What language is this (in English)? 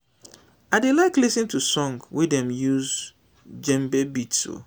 Nigerian Pidgin